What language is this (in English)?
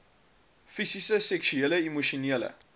Afrikaans